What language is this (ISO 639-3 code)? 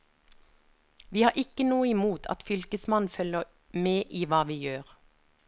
nor